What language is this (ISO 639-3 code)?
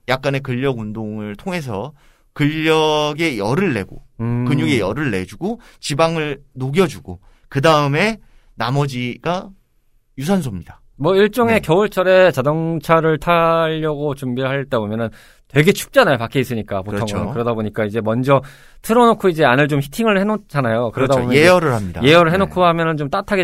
kor